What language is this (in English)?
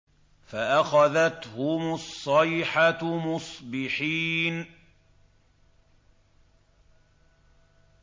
Arabic